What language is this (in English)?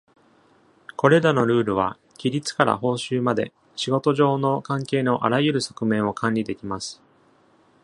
Japanese